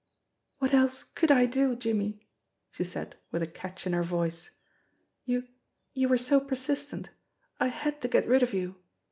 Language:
English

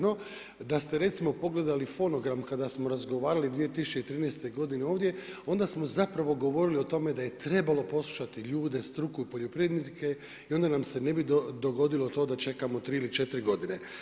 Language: Croatian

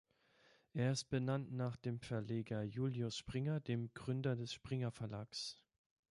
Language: German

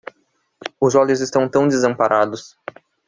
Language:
Portuguese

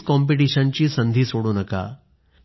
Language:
Marathi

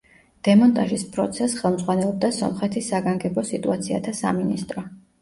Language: Georgian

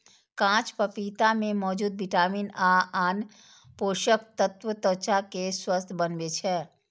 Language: Maithili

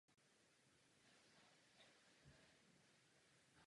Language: Czech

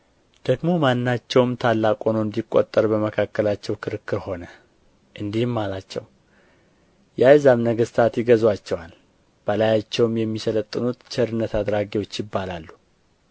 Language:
Amharic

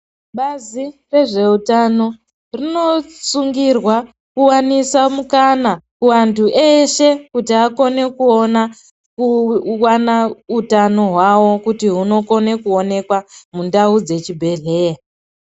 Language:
Ndau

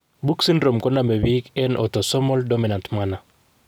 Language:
Kalenjin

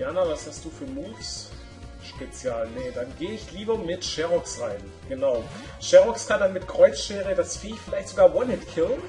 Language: German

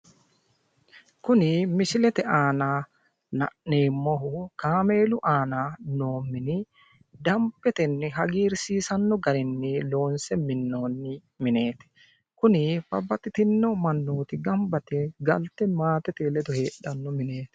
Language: Sidamo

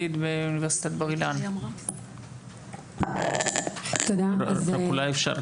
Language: Hebrew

